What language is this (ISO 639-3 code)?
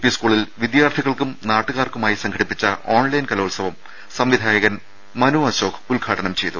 mal